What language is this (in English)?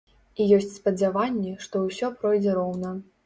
Belarusian